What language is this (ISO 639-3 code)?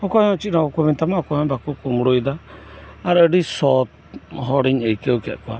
sat